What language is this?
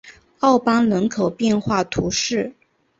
Chinese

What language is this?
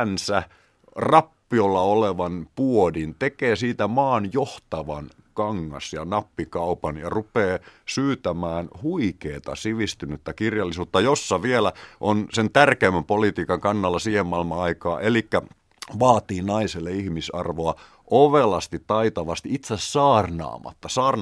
Finnish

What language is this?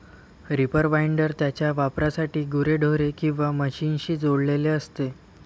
Marathi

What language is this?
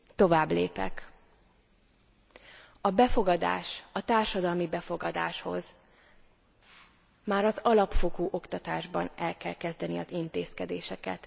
Hungarian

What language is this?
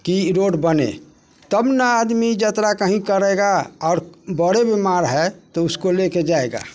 Maithili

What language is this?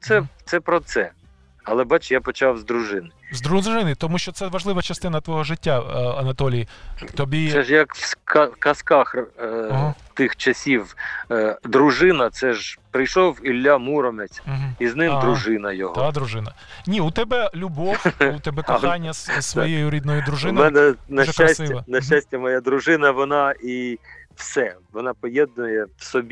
Ukrainian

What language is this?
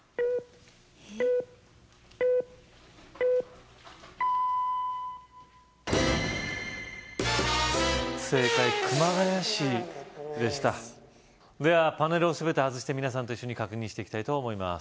Japanese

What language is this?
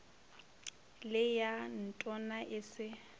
Northern Sotho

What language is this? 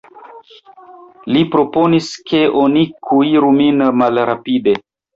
Esperanto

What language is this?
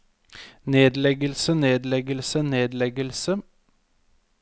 Norwegian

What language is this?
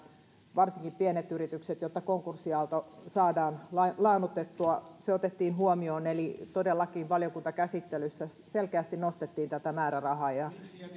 Finnish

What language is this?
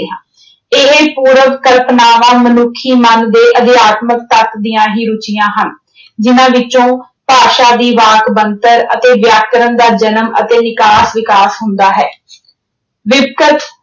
Punjabi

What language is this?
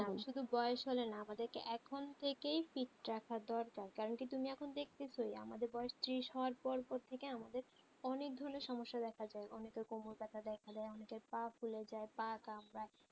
Bangla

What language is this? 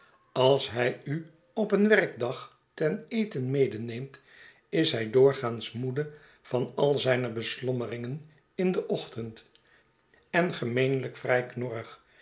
Dutch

